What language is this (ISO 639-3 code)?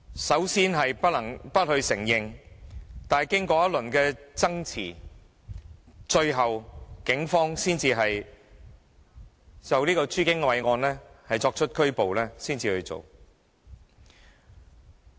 yue